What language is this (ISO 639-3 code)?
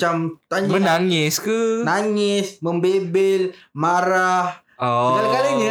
msa